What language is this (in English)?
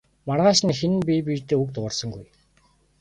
Mongolian